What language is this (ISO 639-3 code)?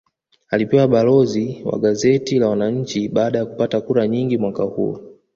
swa